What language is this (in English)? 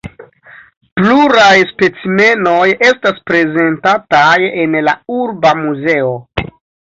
Esperanto